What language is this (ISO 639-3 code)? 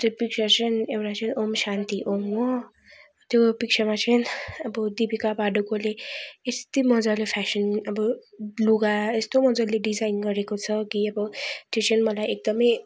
nep